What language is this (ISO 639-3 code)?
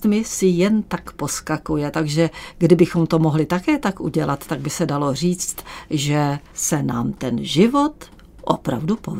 ces